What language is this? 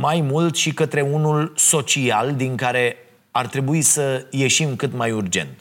Romanian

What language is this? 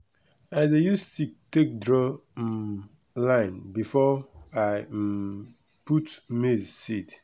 Nigerian Pidgin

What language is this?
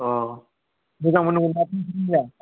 Bodo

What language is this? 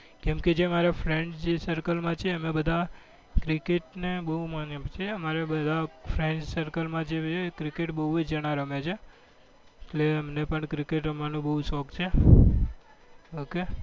Gujarati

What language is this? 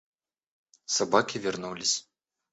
Russian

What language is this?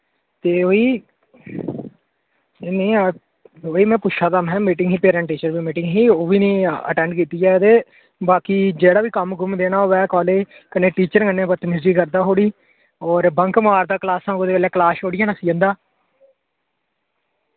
Dogri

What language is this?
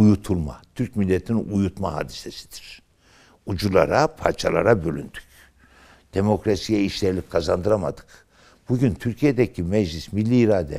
Turkish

